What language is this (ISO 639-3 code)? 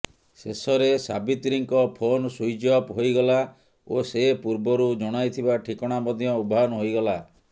ori